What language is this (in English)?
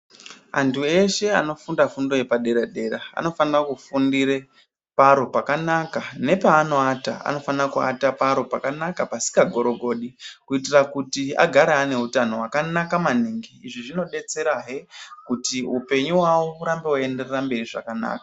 Ndau